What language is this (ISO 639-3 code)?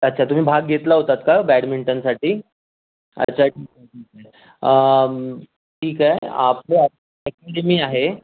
mar